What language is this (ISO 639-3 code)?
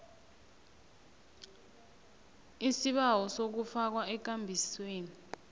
nbl